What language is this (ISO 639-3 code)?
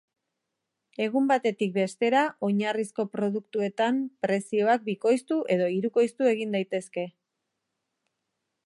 eus